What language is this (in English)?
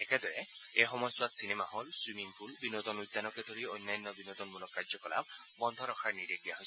Assamese